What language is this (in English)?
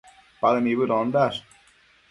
Matsés